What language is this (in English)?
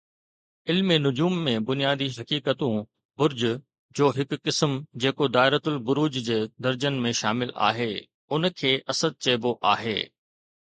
Sindhi